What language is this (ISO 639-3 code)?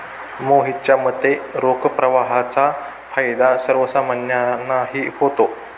mar